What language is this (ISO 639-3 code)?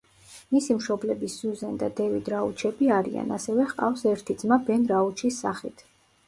kat